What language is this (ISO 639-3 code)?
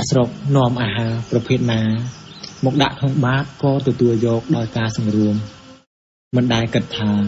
tha